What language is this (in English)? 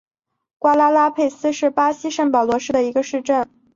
Chinese